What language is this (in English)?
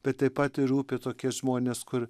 Lithuanian